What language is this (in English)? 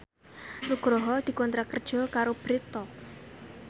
Javanese